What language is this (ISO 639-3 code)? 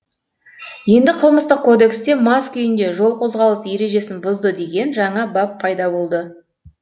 kaz